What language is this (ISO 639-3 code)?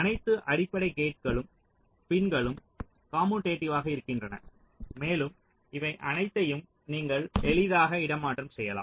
tam